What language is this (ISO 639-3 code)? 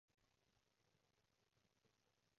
yue